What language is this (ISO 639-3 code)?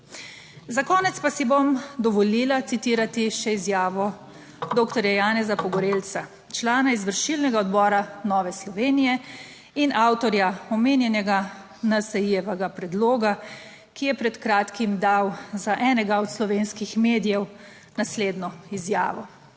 slv